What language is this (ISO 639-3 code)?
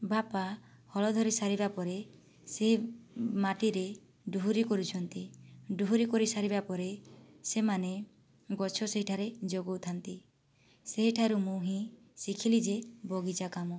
ori